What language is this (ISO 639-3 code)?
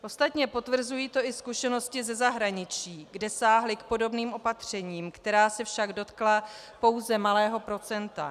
ces